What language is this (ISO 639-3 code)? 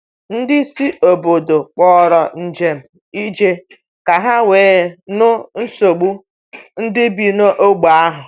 ibo